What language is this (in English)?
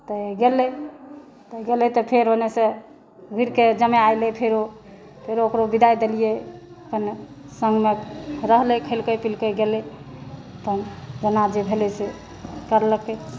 Maithili